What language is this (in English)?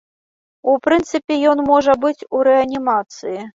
Belarusian